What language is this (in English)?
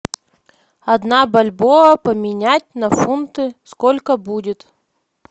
Russian